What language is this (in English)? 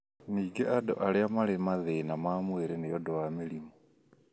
Kikuyu